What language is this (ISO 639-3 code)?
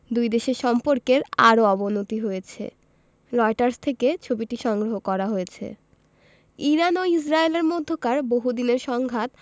ben